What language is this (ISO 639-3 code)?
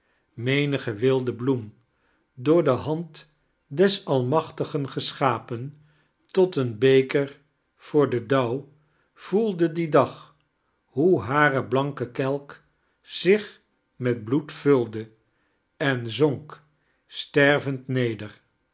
nld